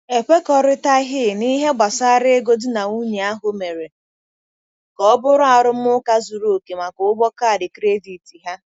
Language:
Igbo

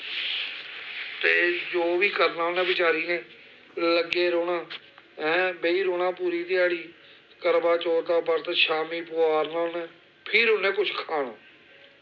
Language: Dogri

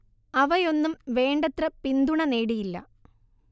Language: Malayalam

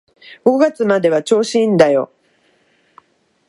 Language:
Japanese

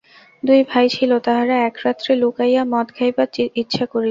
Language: Bangla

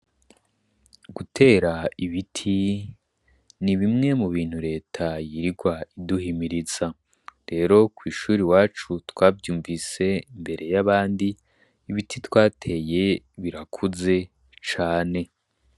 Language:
Rundi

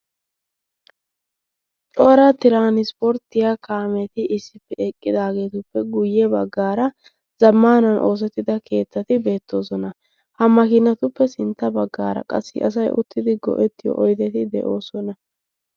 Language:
Wolaytta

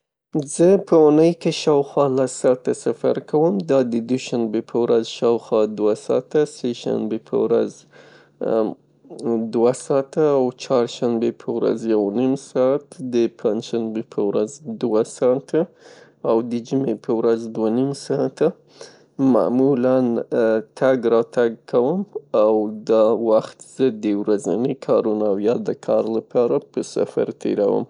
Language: Pashto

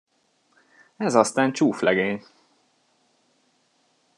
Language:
Hungarian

